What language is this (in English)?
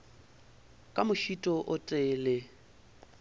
Northern Sotho